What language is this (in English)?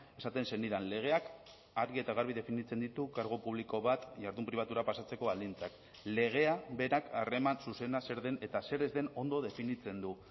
Basque